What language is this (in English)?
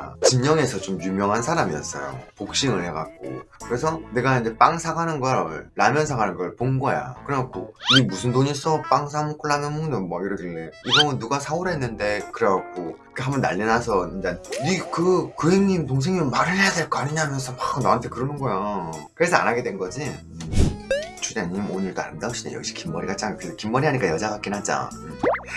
Korean